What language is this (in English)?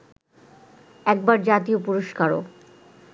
Bangla